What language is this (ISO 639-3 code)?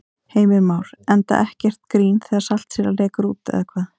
isl